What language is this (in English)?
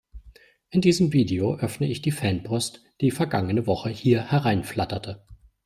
German